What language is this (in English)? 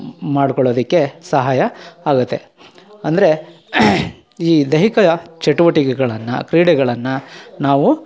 Kannada